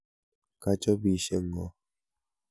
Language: Kalenjin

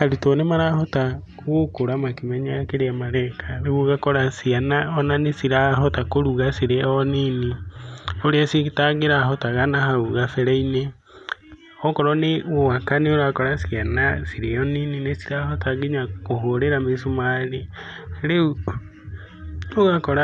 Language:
Kikuyu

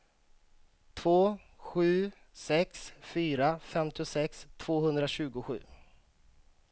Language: Swedish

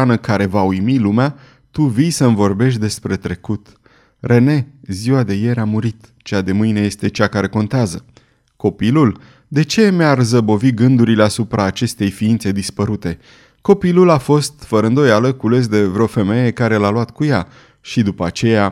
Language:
Romanian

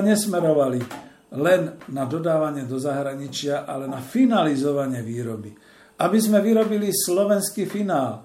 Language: Slovak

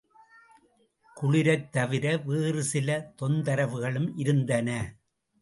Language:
Tamil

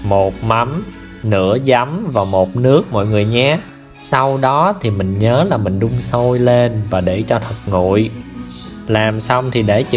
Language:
Vietnamese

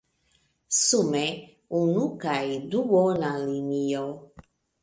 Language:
Esperanto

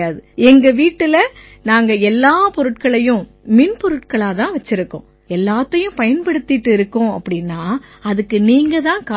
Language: Tamil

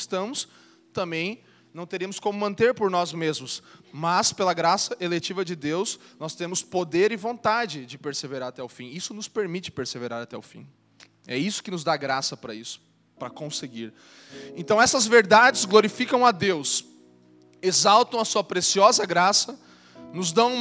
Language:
Portuguese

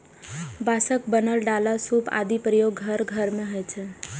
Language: Maithili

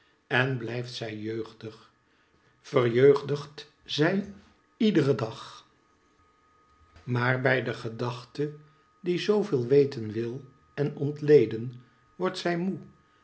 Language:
Dutch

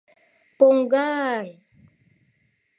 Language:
Mari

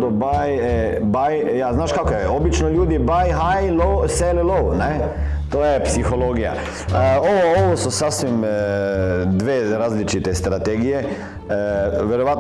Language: Croatian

